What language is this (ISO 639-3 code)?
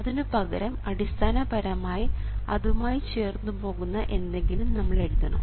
mal